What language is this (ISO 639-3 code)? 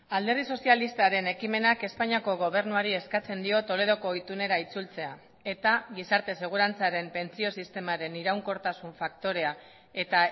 eus